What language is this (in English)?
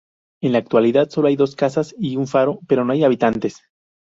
Spanish